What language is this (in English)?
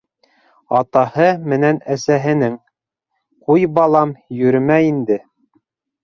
Bashkir